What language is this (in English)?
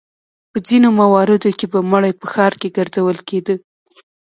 Pashto